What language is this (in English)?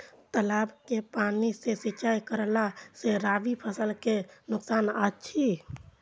Maithili